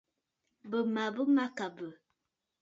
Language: Bafut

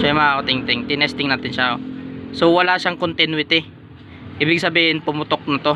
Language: Filipino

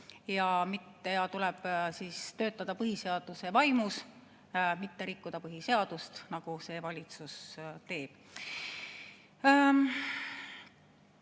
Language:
Estonian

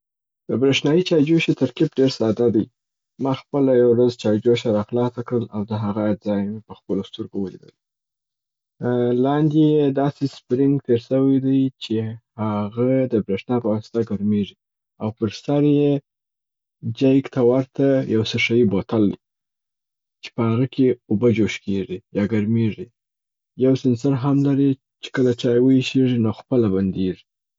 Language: Southern Pashto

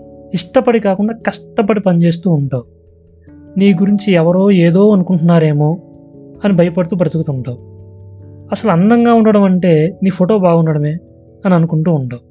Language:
Telugu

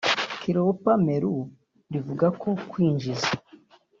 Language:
Kinyarwanda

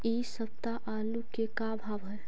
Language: Magahi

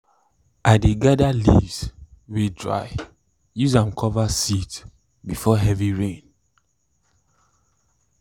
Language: Nigerian Pidgin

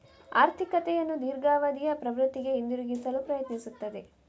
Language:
Kannada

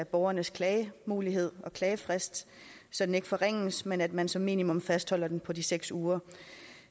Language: Danish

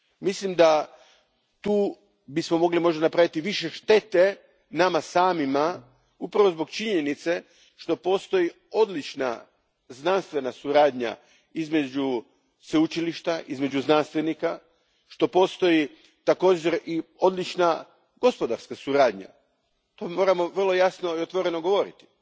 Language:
Croatian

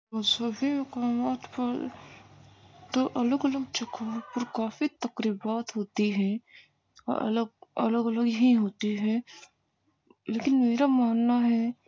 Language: Urdu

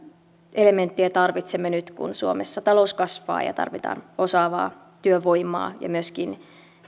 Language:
Finnish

